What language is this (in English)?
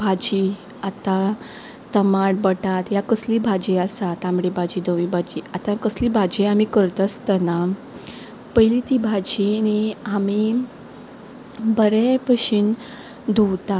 Konkani